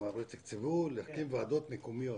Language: Hebrew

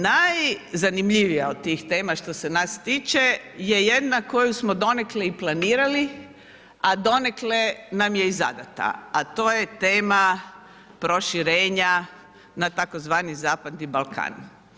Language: Croatian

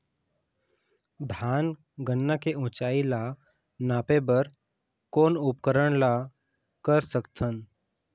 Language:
Chhattisgarhi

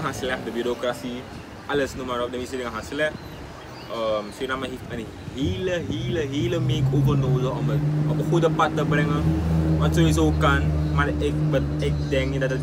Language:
Dutch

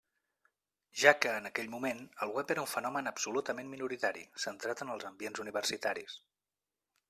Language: Catalan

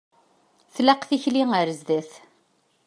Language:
Kabyle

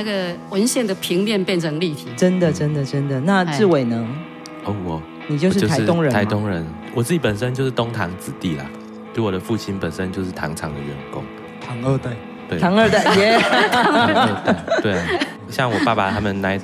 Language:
Chinese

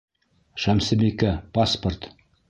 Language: Bashkir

